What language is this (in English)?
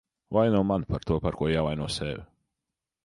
Latvian